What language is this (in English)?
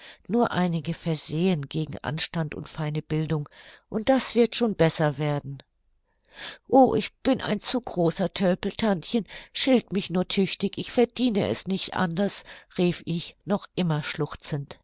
German